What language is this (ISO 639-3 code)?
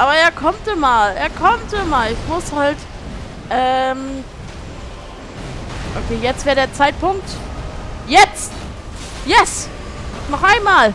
deu